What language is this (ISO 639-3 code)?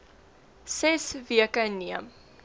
afr